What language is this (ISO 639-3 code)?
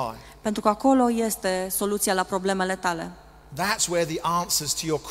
ron